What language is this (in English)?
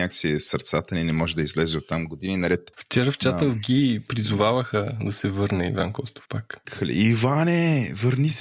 Bulgarian